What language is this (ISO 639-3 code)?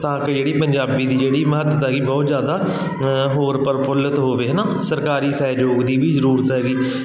pan